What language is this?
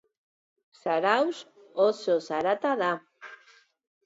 Basque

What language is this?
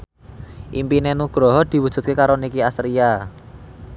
Javanese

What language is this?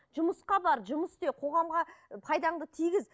Kazakh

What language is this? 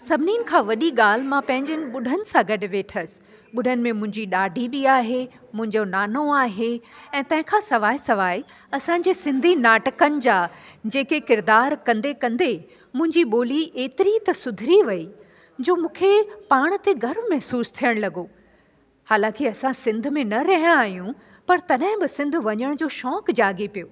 Sindhi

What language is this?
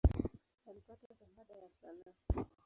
Swahili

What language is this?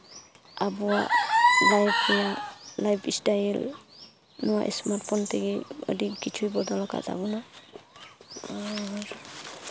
Santali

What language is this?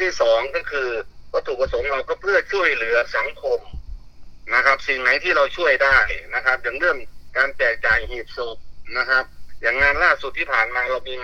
Thai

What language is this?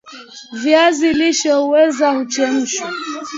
Swahili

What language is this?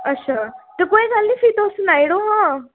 Dogri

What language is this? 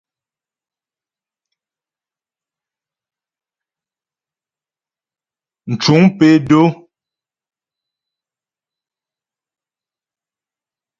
Ghomala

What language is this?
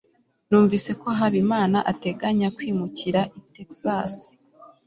Kinyarwanda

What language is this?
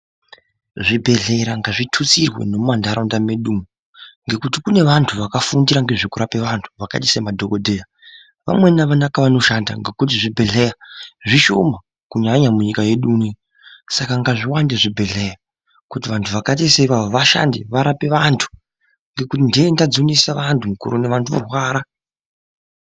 Ndau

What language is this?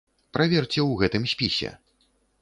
Belarusian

